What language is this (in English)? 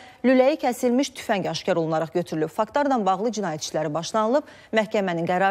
Turkish